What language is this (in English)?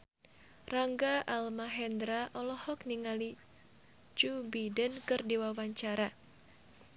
Sundanese